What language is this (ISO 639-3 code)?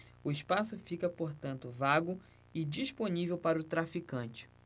por